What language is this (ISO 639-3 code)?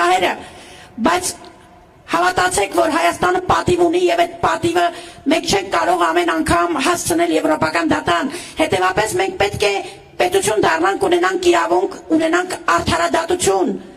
tur